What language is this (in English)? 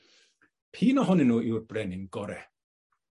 Welsh